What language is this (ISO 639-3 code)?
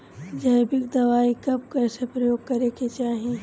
bho